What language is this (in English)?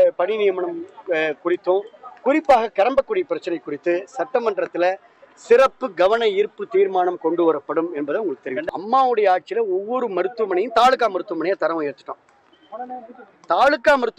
Indonesian